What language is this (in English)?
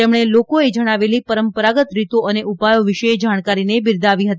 Gujarati